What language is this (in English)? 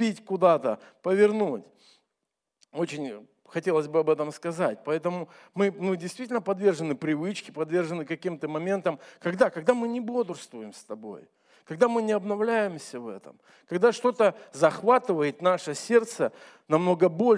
Russian